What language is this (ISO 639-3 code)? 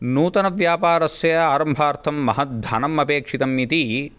san